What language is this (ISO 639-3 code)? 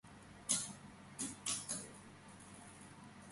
kat